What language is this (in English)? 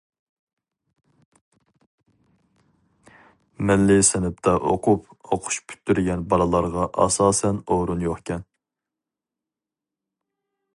Uyghur